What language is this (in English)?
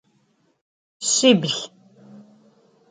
Adyghe